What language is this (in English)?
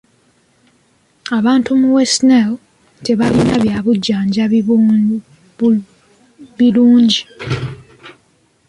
Ganda